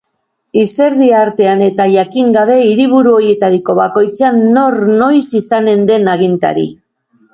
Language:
Basque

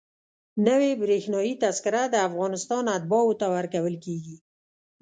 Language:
Pashto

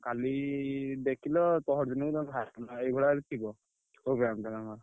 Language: Odia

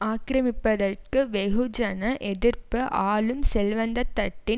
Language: Tamil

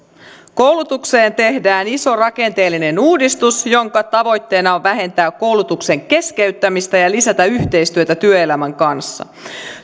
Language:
Finnish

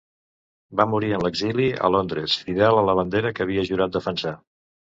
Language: Catalan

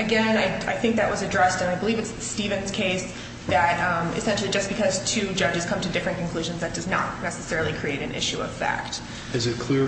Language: English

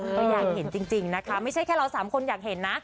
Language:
Thai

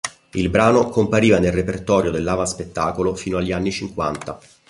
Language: Italian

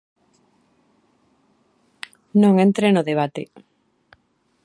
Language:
Galician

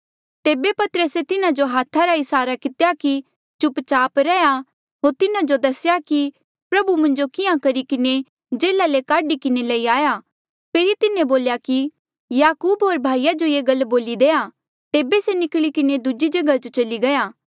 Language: Mandeali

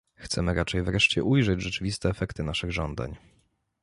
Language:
Polish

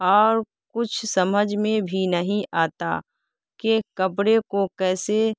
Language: Urdu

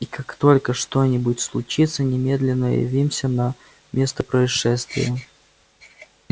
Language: Russian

